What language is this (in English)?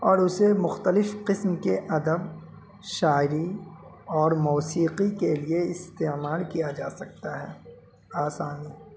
Urdu